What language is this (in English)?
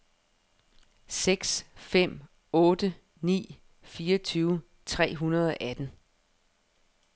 Danish